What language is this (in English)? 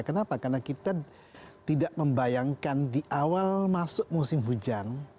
Indonesian